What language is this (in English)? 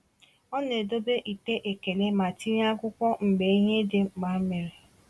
Igbo